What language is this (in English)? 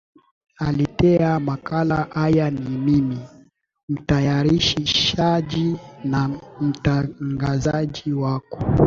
Swahili